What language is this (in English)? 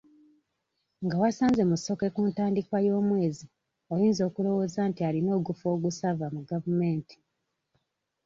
Ganda